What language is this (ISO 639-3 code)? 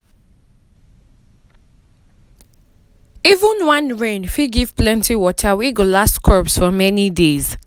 pcm